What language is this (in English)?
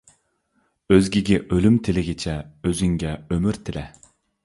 Uyghur